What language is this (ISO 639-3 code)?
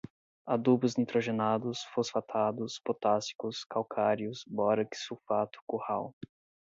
por